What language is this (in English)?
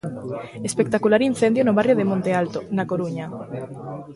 Galician